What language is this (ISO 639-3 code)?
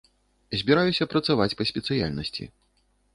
bel